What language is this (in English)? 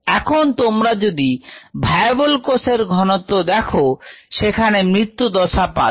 Bangla